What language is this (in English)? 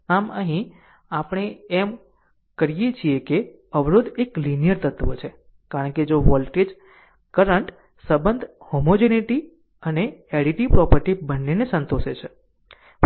Gujarati